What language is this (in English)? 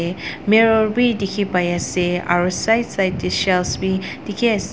Naga Pidgin